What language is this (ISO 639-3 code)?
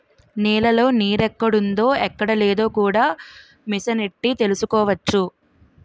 tel